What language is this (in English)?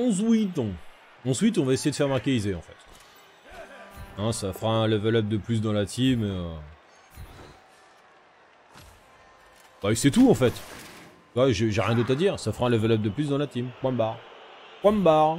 French